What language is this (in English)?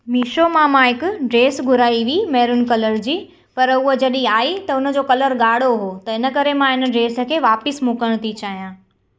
Sindhi